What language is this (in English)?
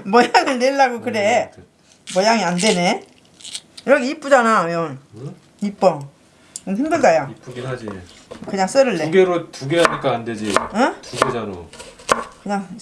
Korean